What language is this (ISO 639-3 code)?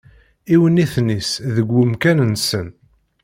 kab